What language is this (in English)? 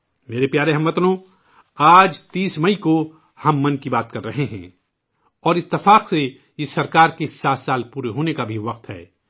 Urdu